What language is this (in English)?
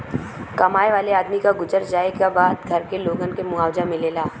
Bhojpuri